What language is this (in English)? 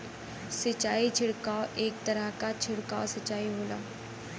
Bhojpuri